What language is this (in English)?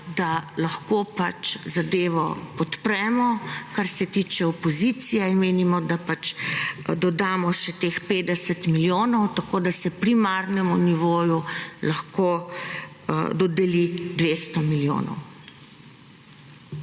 Slovenian